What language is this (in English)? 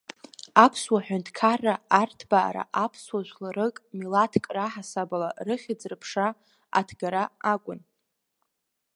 Abkhazian